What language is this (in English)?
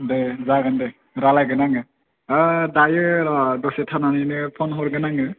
Bodo